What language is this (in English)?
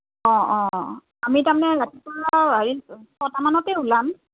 Assamese